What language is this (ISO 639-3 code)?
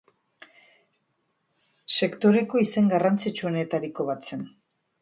eus